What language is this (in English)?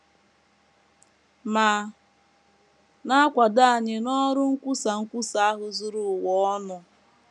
Igbo